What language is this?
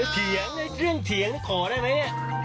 Thai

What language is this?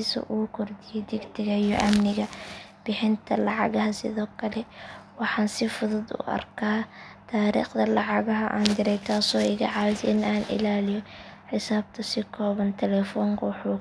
Somali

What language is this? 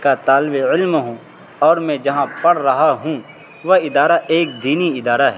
Urdu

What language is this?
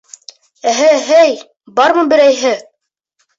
Bashkir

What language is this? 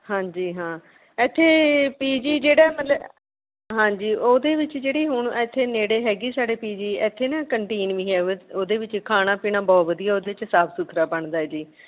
Punjabi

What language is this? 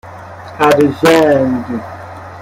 Persian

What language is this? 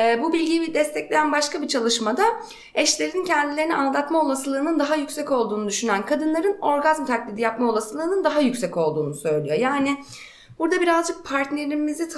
Turkish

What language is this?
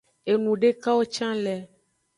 Aja (Benin)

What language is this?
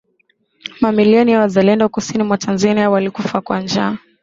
Swahili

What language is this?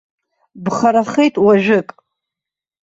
Abkhazian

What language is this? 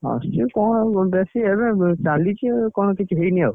Odia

